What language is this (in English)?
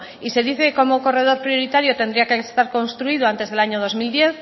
Spanish